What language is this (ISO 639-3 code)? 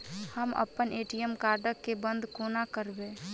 mai